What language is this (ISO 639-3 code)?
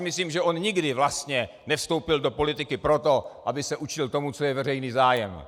ces